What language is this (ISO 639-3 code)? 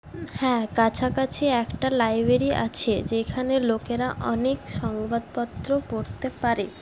ben